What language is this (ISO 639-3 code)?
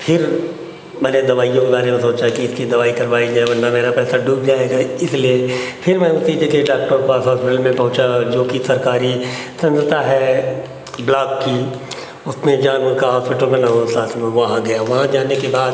hin